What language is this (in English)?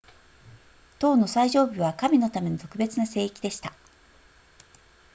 Japanese